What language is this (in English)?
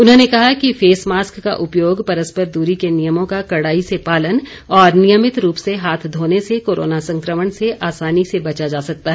Hindi